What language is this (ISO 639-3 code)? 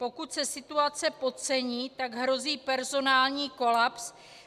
ces